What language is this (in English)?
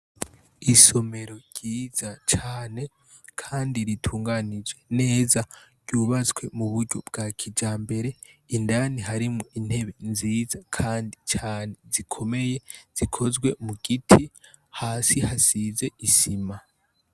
Rundi